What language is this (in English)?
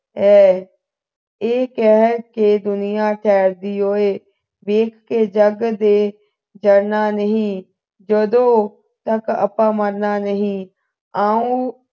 Punjabi